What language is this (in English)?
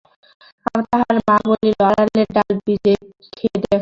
Bangla